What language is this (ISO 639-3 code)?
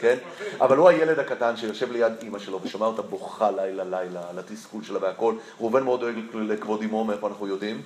heb